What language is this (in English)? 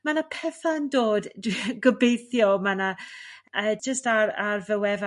Welsh